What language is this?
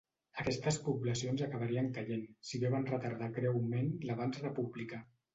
Catalan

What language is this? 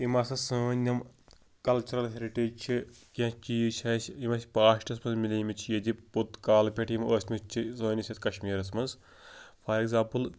Kashmiri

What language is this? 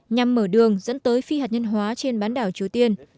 Vietnamese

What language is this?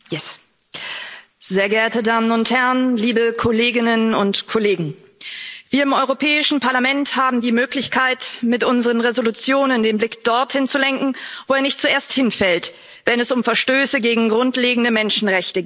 German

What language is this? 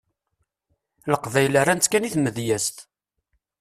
Kabyle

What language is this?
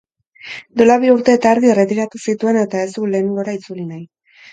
Basque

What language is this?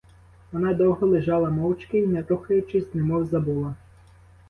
Ukrainian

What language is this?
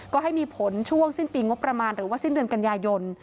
Thai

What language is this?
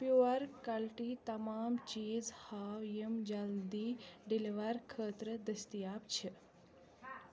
Kashmiri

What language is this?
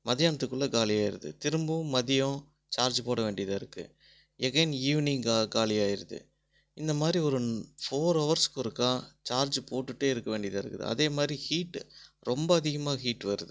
Tamil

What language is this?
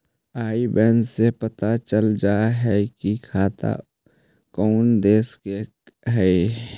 Magahi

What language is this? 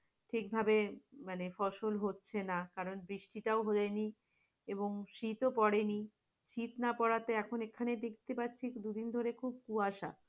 Bangla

